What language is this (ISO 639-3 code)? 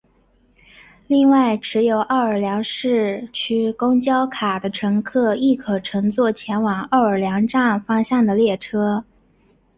zho